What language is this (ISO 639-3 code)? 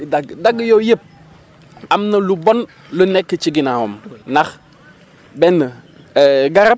wol